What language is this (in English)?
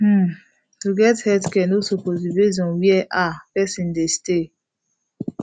Nigerian Pidgin